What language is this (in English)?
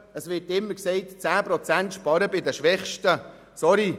Swiss German